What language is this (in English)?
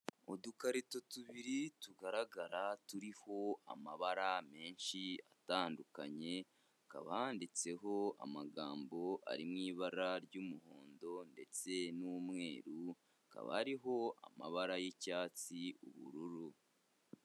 Kinyarwanda